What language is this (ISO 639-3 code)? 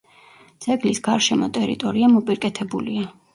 kat